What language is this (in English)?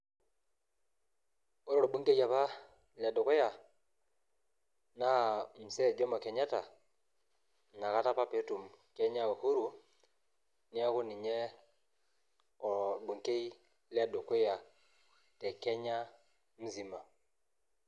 Masai